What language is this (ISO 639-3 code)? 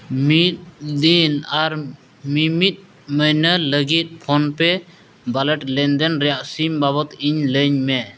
sat